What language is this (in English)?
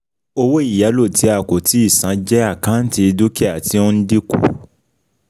Yoruba